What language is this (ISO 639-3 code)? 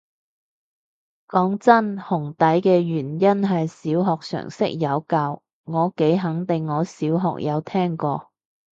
yue